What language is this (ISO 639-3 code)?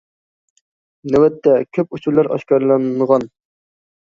uig